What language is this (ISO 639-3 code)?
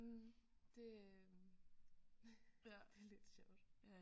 dan